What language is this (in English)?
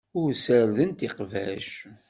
Kabyle